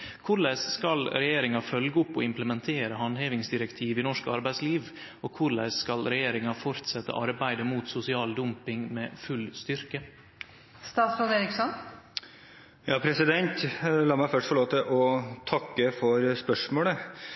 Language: Norwegian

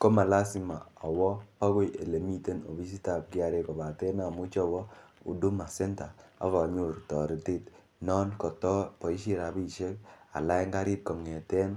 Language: Kalenjin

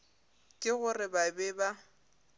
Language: Northern Sotho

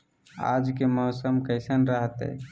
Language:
Magahi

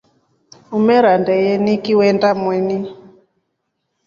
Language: Rombo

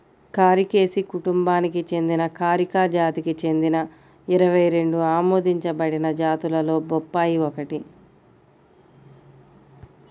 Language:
Telugu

